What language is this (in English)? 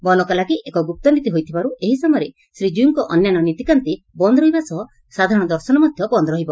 Odia